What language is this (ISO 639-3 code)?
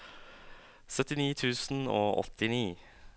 nor